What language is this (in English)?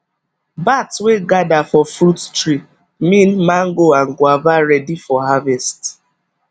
Nigerian Pidgin